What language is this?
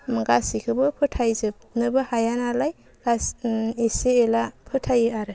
Bodo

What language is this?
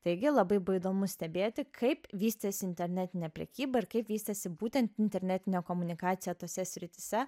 Lithuanian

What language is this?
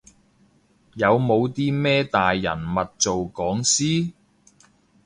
Cantonese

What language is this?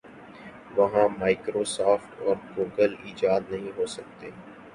Urdu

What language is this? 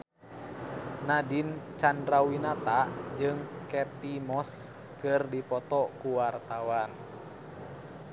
Sundanese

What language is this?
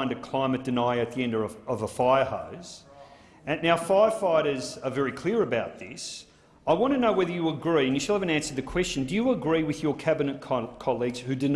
English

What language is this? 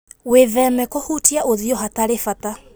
Kikuyu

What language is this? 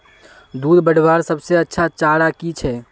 Magahi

